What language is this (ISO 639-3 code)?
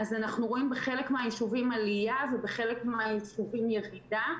heb